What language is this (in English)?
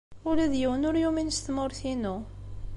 Kabyle